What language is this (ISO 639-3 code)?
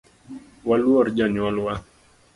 luo